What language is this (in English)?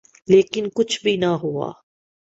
Urdu